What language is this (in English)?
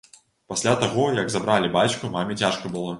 Belarusian